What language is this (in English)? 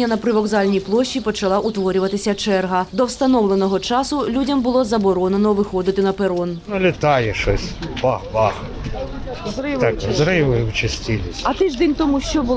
Ukrainian